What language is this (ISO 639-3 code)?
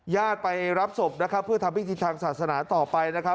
tha